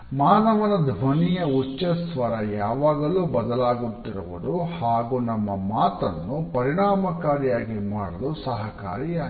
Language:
Kannada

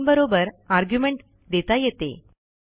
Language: Marathi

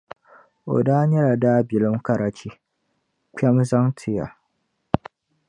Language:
Dagbani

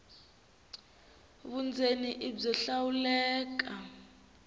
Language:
Tsonga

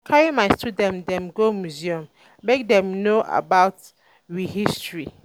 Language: Nigerian Pidgin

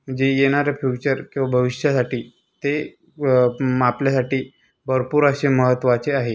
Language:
Marathi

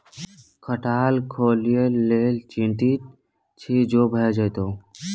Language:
Maithili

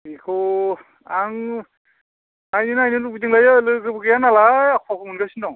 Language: Bodo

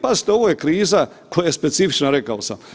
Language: Croatian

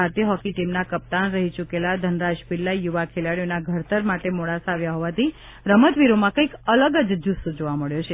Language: Gujarati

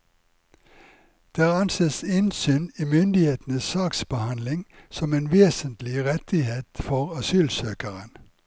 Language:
Norwegian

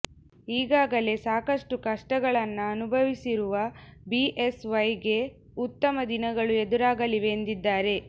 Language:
Kannada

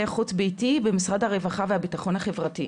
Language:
Hebrew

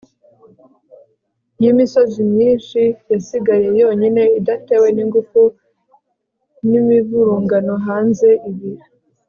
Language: Kinyarwanda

